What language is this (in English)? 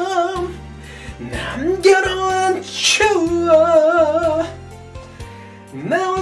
Korean